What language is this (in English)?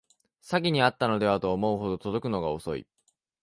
Japanese